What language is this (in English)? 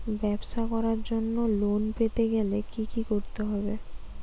Bangla